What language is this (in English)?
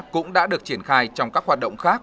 Vietnamese